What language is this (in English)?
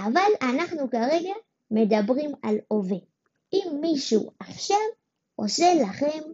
Hebrew